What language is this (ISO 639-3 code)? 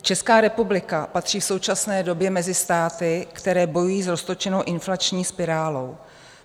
ces